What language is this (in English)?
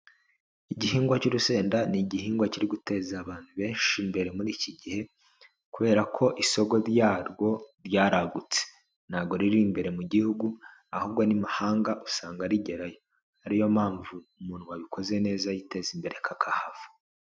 Kinyarwanda